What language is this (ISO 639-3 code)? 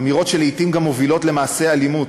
heb